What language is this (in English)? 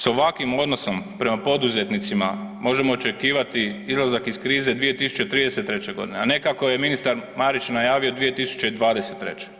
Croatian